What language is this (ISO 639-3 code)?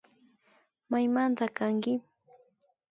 qvi